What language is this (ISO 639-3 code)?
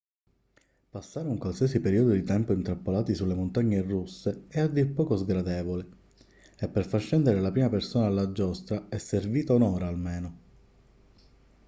ita